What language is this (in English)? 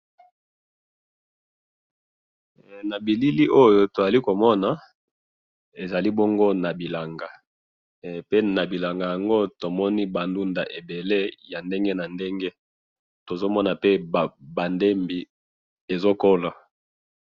Lingala